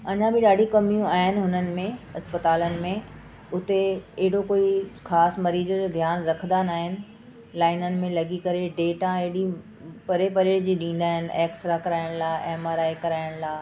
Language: Sindhi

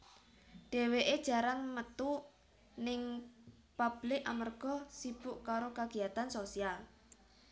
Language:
Javanese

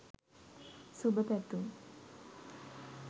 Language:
Sinhala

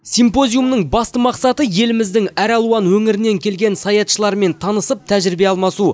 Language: Kazakh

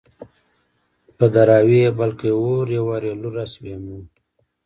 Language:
Pashto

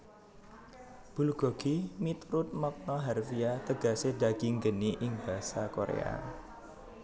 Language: Javanese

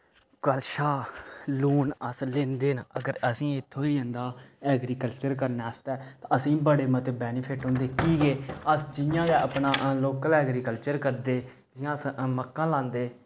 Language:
Dogri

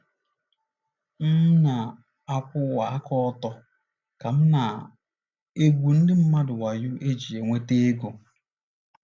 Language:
Igbo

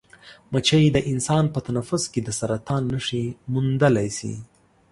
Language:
Pashto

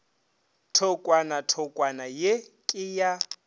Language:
Northern Sotho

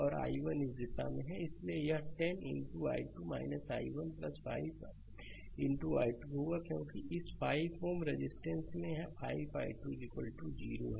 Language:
Hindi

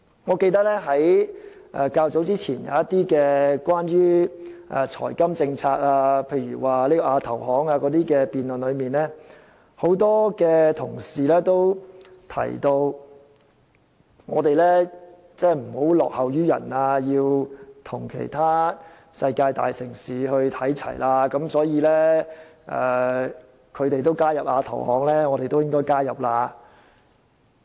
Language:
Cantonese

